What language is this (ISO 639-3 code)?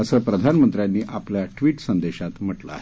mar